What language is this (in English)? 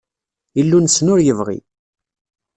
Kabyle